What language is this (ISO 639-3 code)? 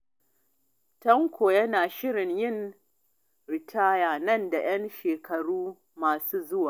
hau